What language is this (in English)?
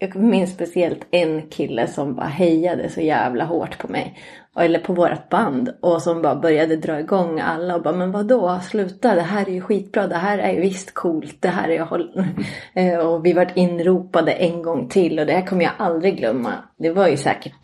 Swedish